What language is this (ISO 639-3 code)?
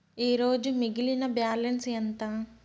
tel